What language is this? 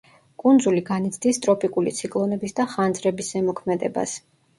Georgian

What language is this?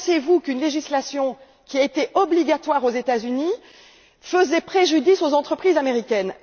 French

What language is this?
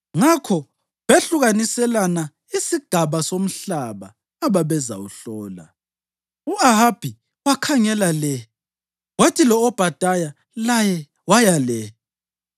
North Ndebele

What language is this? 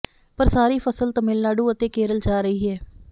Punjabi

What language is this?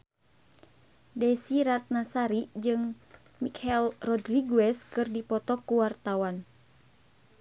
Sundanese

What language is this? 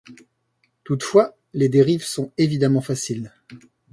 French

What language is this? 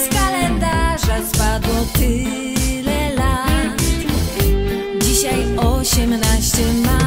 Polish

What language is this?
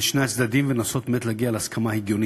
Hebrew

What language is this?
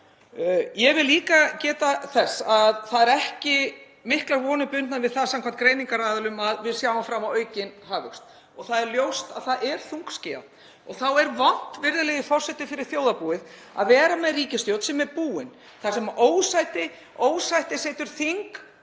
Icelandic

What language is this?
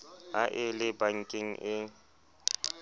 Southern Sotho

